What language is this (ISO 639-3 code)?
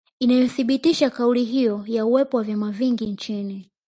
swa